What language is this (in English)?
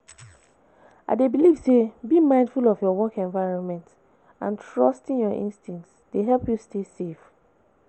Nigerian Pidgin